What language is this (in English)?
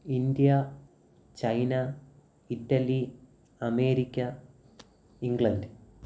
Malayalam